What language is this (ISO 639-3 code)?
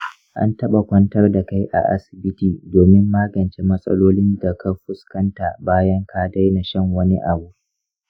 hau